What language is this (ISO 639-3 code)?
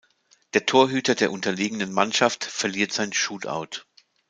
deu